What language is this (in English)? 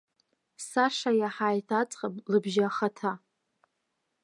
Abkhazian